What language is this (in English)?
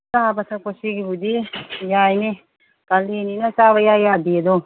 Manipuri